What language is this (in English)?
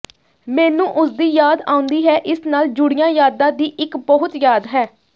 Punjabi